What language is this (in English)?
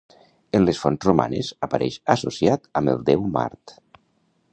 Catalan